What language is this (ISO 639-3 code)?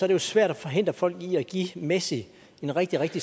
dan